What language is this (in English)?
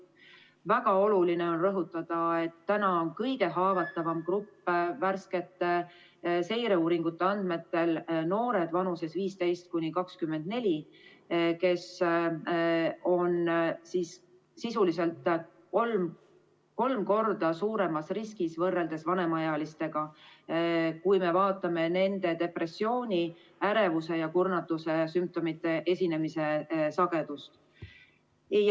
Estonian